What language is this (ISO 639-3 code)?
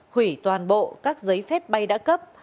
vie